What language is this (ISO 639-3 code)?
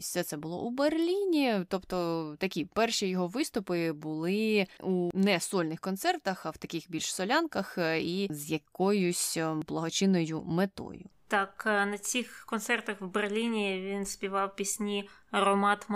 ukr